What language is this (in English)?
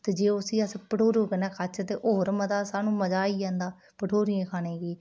Dogri